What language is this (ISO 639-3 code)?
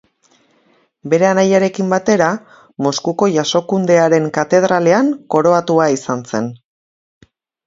eus